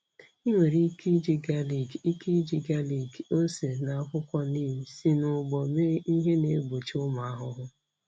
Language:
Igbo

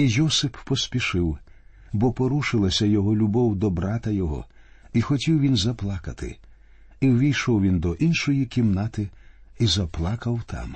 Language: Ukrainian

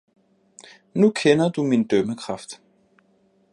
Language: Danish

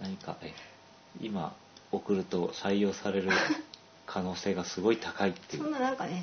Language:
Japanese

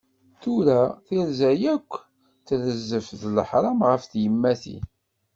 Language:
Kabyle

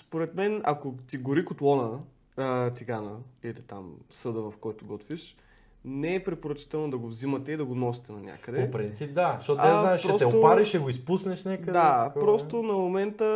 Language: Bulgarian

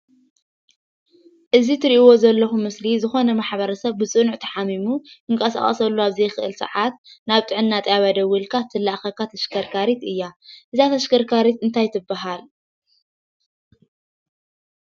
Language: Tigrinya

